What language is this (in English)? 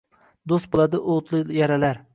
Uzbek